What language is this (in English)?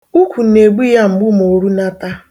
Igbo